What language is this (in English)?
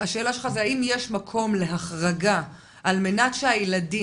Hebrew